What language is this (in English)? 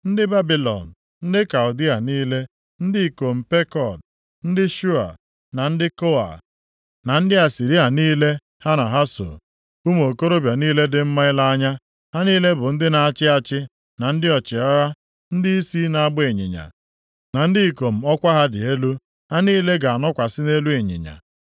Igbo